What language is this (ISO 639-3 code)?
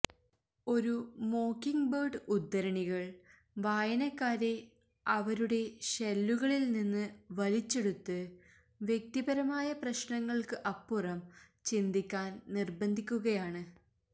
mal